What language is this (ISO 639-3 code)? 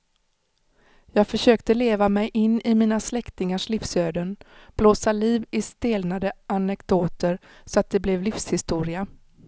swe